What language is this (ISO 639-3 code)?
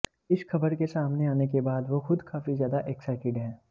hin